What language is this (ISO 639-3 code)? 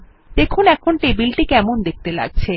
ben